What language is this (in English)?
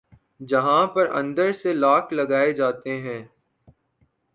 Urdu